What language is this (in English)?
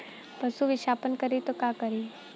Bhojpuri